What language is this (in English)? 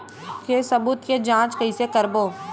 Chhattisgarhi